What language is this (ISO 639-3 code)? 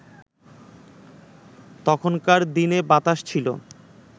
ben